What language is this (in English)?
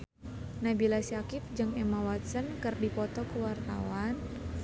Sundanese